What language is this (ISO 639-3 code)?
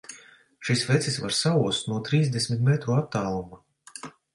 lav